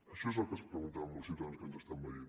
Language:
Catalan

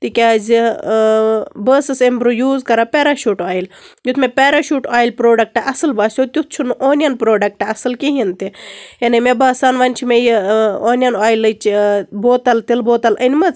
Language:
Kashmiri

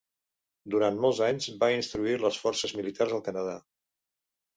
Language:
Catalan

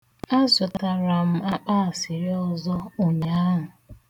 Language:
Igbo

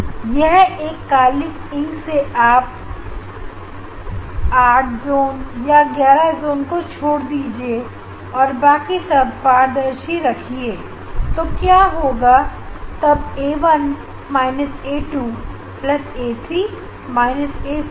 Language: Hindi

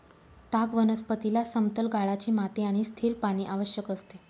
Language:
Marathi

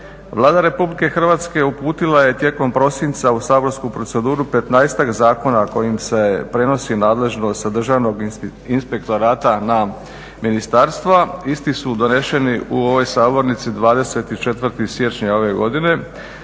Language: Croatian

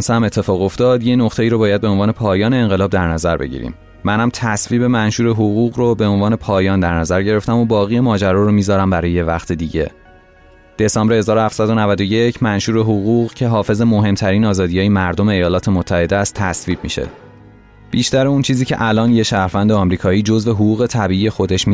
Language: Persian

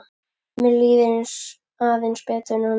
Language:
Icelandic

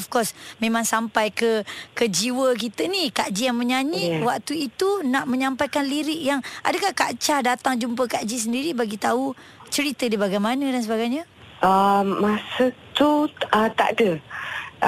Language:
Malay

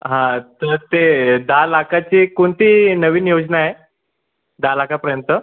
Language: Marathi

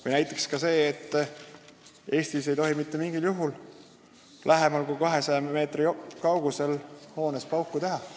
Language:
Estonian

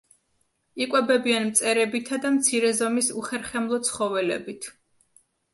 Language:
Georgian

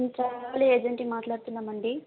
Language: Telugu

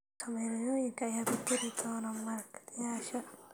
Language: Somali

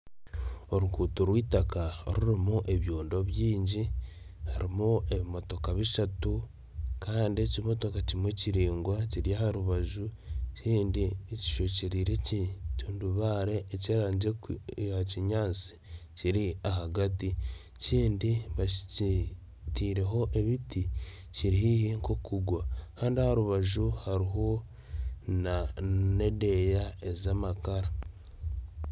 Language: Nyankole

